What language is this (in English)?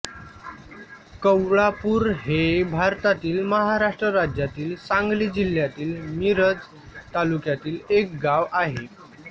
Marathi